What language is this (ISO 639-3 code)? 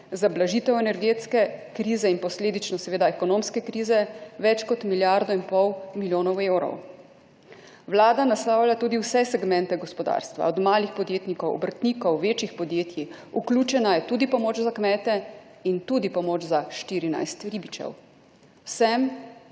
slv